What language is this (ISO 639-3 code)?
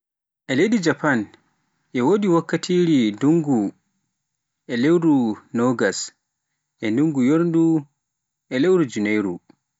fuf